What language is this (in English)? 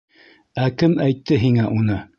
Bashkir